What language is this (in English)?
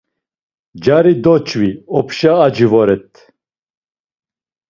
Laz